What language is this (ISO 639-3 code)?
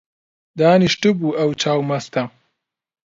ckb